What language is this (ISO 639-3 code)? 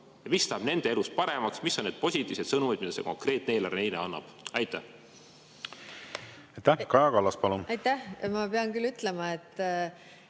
est